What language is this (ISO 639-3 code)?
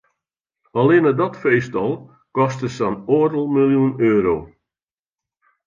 fry